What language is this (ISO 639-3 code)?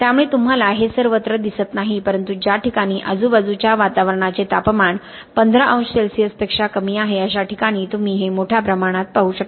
mar